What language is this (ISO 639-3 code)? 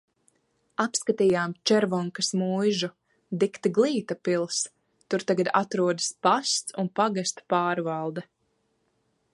lav